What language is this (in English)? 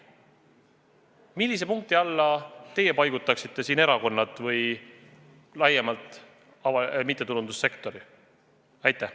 Estonian